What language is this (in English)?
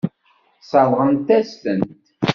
Kabyle